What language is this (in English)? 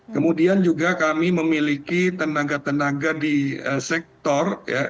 Indonesian